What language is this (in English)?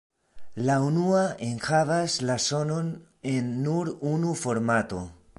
Esperanto